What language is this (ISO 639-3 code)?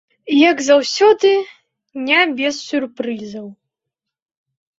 bel